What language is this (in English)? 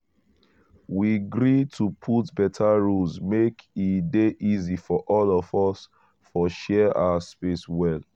Nigerian Pidgin